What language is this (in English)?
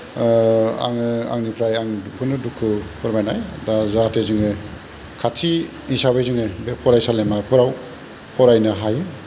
Bodo